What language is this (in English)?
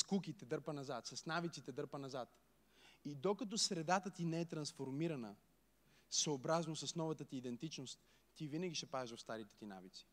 Bulgarian